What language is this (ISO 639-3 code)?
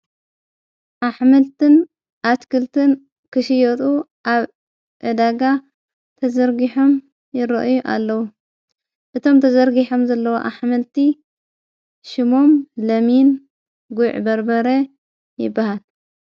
tir